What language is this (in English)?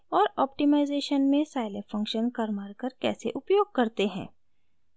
Hindi